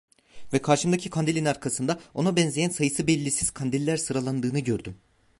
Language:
Turkish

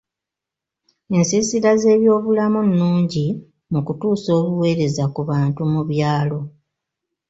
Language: Ganda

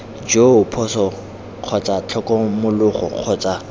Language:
Tswana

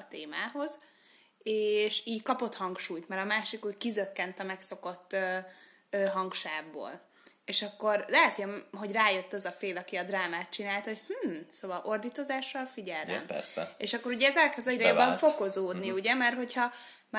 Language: Hungarian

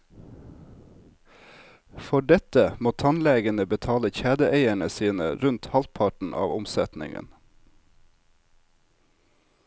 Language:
Norwegian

